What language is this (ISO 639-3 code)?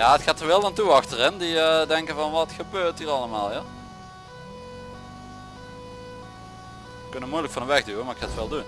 nld